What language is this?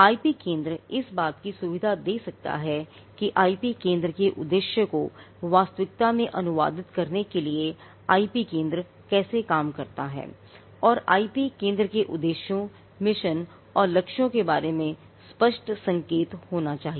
Hindi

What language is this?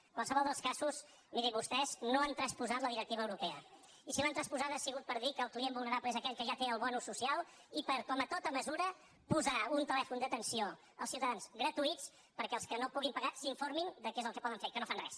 Catalan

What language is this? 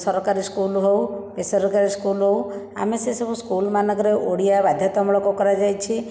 Odia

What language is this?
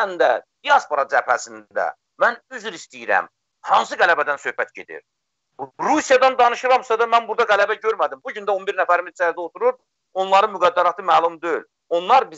Turkish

